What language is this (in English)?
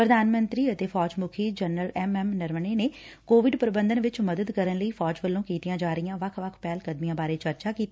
Punjabi